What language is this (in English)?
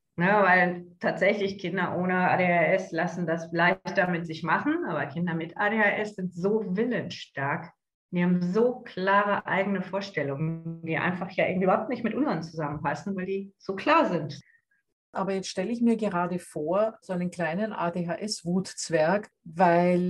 German